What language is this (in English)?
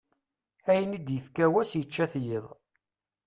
Kabyle